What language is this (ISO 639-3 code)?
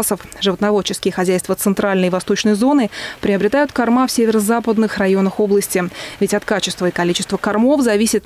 rus